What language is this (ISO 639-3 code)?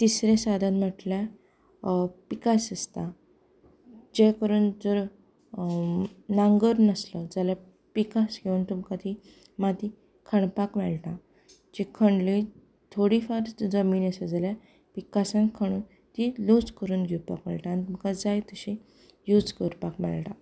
kok